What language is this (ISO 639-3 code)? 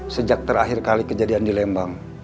ind